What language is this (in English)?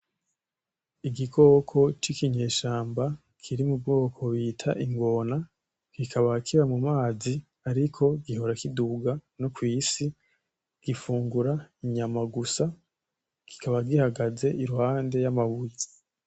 Rundi